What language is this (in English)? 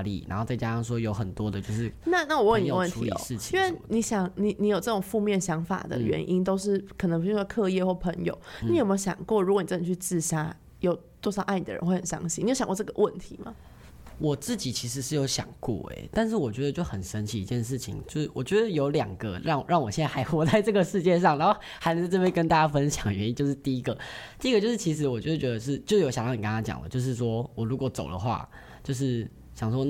Chinese